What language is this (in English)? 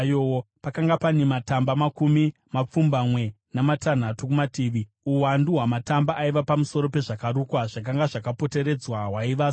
Shona